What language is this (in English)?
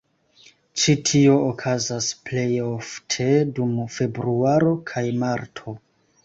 Esperanto